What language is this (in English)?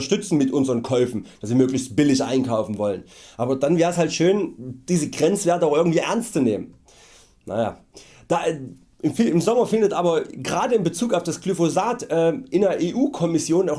German